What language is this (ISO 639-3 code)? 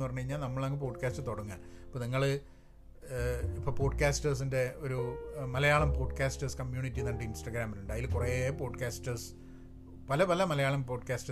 mal